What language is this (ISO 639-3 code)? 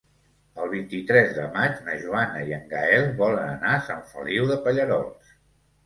cat